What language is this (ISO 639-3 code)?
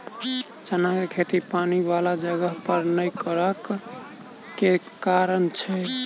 mai